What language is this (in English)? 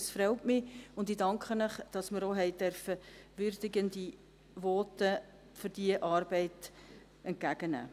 Swiss German